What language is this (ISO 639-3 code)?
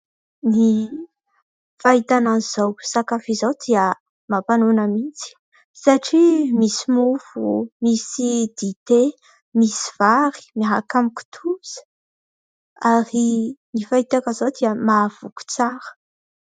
mlg